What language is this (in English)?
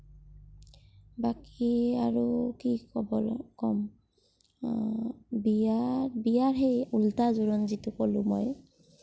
Assamese